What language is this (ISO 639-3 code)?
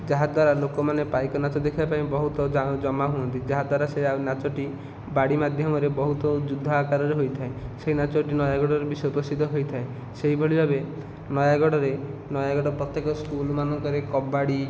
ori